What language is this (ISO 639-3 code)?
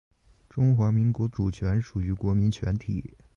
zho